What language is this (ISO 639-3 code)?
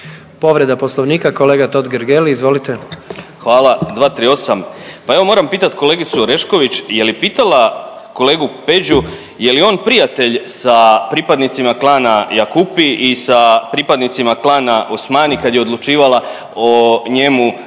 hrv